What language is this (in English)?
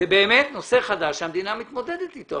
Hebrew